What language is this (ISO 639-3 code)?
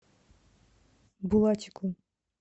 rus